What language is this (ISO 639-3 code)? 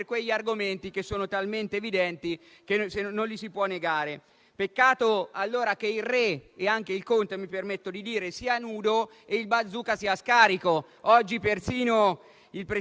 ita